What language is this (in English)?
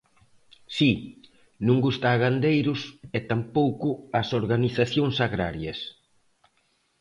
Galician